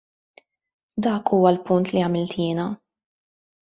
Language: Maltese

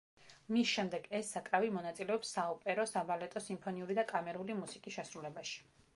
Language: Georgian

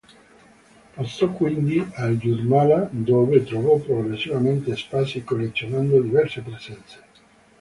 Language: Italian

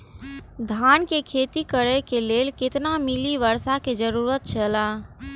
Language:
Maithili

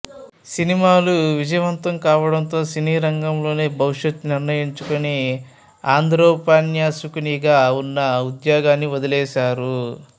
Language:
Telugu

